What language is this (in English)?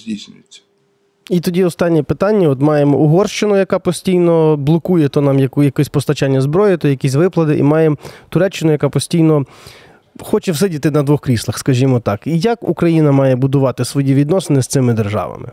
Ukrainian